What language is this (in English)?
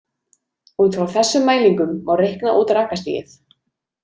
Icelandic